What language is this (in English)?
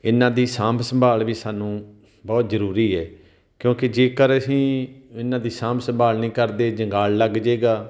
Punjabi